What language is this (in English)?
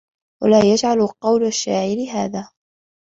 Arabic